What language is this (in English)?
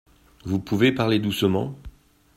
French